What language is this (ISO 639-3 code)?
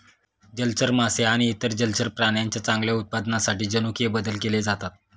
mar